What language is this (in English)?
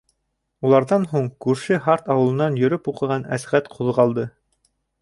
Bashkir